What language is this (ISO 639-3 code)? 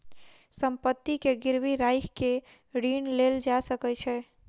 mai